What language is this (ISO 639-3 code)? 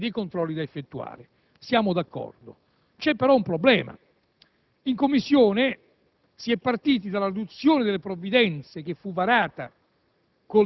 ita